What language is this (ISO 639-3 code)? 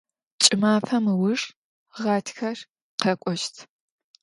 ady